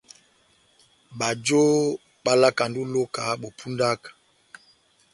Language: Batanga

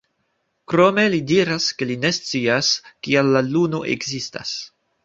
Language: Esperanto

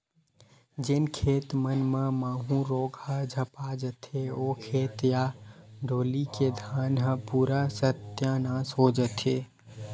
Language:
Chhattisgarhi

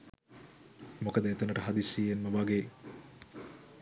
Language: Sinhala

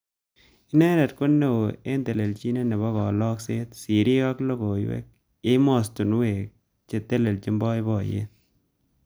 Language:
Kalenjin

